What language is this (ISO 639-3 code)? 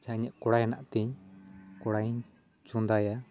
sat